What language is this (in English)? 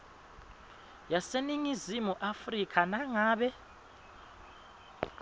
Swati